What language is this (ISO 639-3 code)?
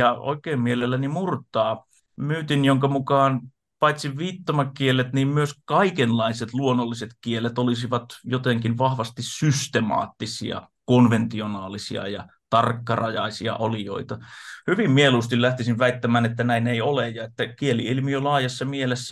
fin